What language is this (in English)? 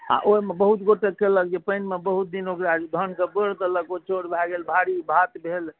Maithili